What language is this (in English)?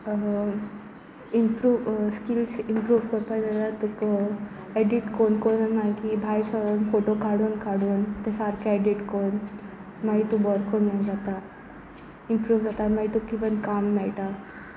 Konkani